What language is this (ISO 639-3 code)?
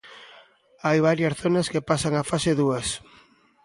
glg